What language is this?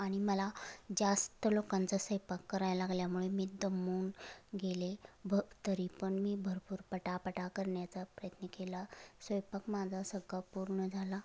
Marathi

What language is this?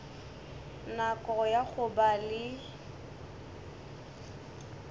Northern Sotho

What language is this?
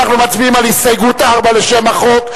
Hebrew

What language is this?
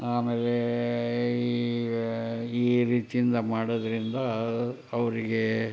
Kannada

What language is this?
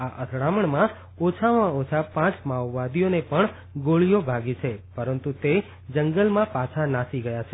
Gujarati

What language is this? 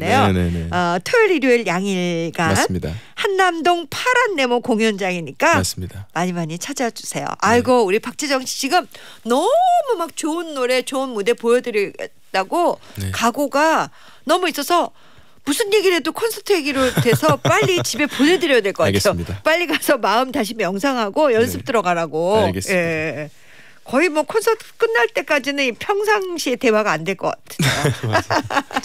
Korean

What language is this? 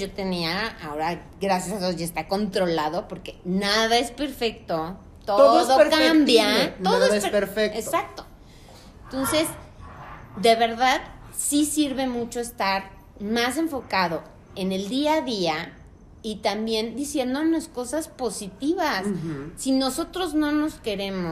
Spanish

